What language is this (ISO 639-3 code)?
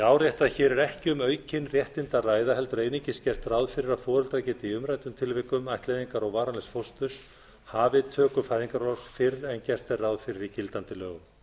isl